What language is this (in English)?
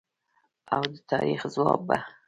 Pashto